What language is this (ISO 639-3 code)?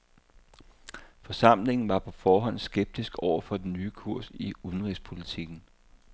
dan